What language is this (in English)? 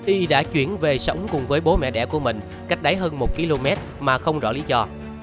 Vietnamese